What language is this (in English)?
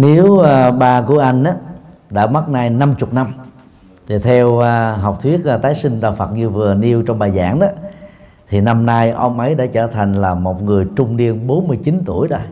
Vietnamese